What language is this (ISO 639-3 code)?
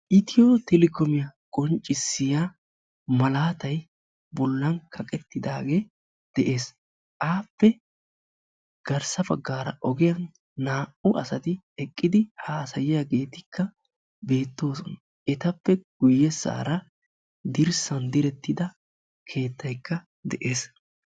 wal